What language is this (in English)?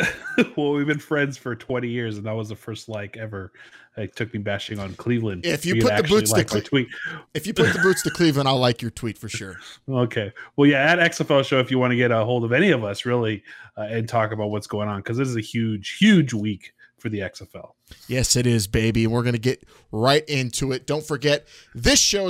English